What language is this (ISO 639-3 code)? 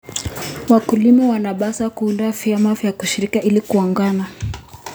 kln